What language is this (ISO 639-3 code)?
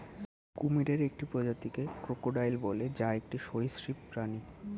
ben